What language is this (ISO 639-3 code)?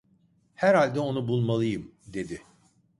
tur